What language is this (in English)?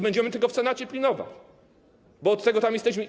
Polish